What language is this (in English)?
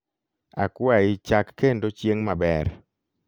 Luo (Kenya and Tanzania)